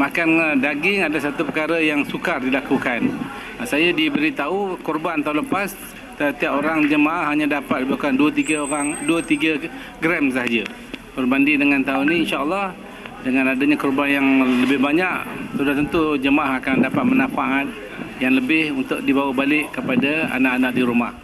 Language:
Malay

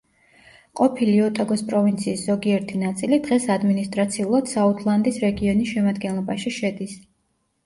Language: Georgian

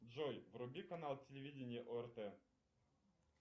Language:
Russian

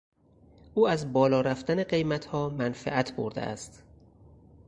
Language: Persian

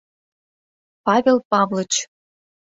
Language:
Mari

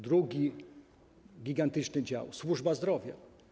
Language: Polish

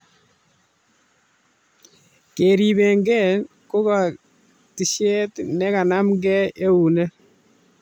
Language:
Kalenjin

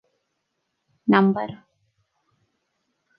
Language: Divehi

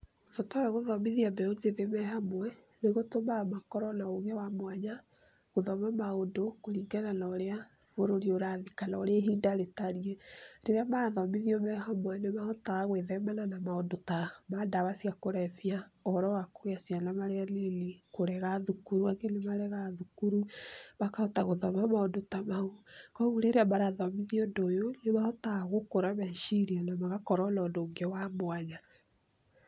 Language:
Kikuyu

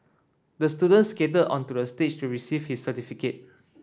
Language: English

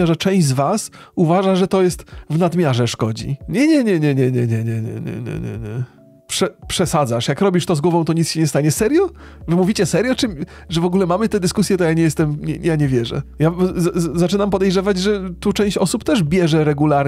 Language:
Polish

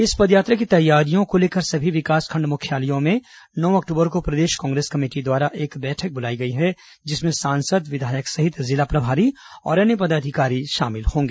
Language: Hindi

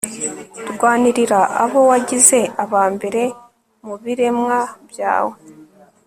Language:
Kinyarwanda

